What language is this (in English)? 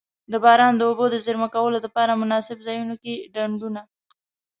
Pashto